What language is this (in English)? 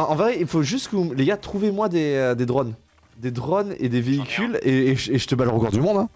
French